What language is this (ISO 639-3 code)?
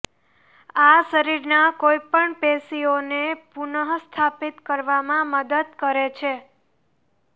guj